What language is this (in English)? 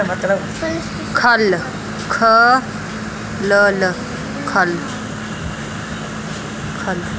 Dogri